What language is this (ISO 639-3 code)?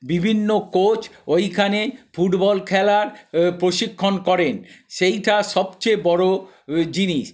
ben